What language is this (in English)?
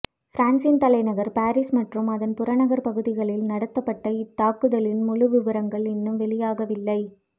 Tamil